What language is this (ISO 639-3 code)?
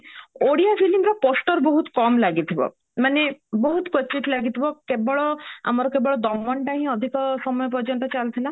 ori